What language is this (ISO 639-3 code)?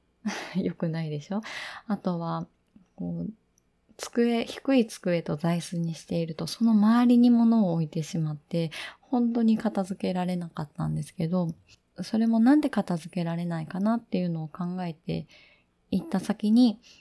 jpn